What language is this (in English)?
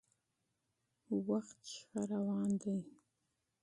Pashto